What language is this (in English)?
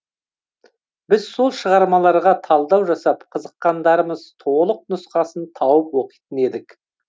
Kazakh